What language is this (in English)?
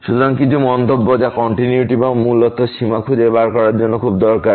Bangla